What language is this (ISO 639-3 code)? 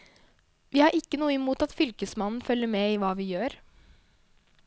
nor